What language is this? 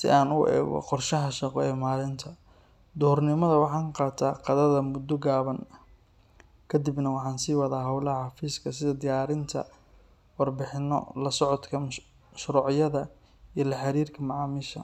Somali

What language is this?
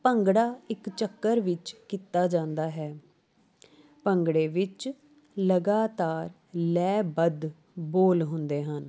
Punjabi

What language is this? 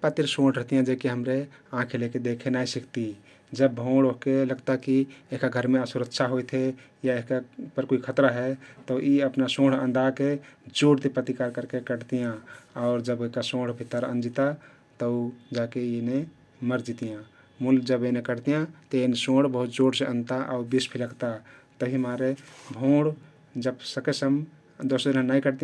Kathoriya Tharu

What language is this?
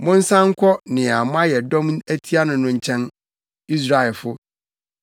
Akan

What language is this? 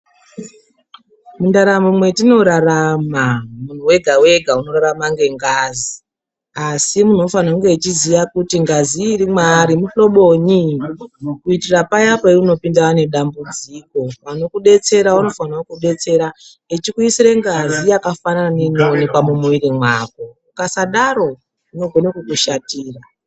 Ndau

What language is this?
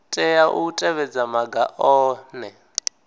Venda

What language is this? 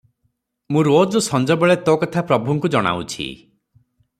Odia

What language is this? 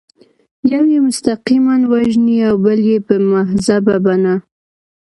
Pashto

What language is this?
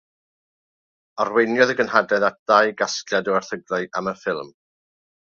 Welsh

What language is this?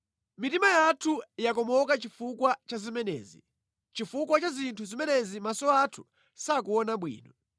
Nyanja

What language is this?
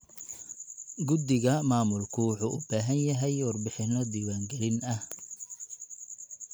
Somali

